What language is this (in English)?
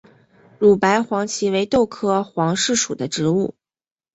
Chinese